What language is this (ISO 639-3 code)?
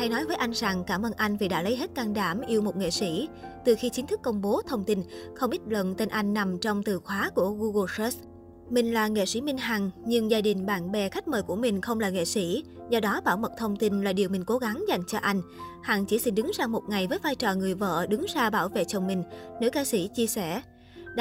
vie